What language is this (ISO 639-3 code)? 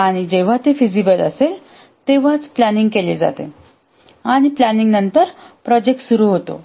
mar